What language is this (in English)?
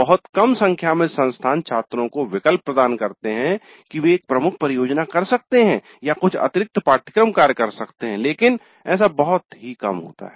Hindi